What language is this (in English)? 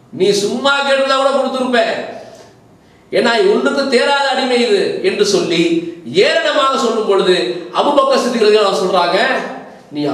Arabic